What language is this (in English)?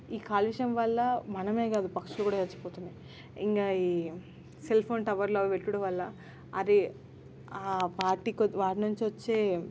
Telugu